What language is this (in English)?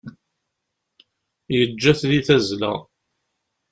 Kabyle